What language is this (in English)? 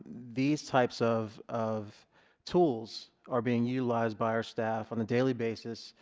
English